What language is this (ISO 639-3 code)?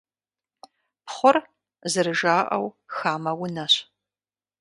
kbd